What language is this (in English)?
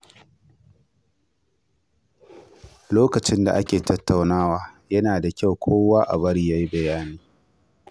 Hausa